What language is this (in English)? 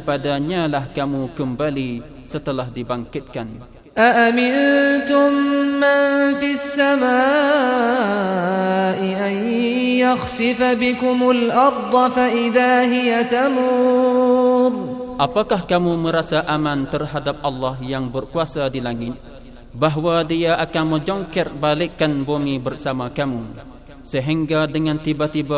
Malay